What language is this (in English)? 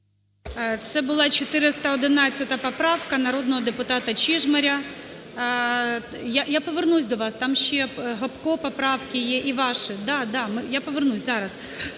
Ukrainian